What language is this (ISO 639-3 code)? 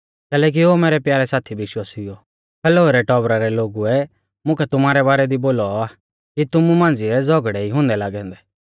bfz